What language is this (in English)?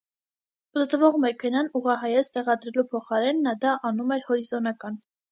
Armenian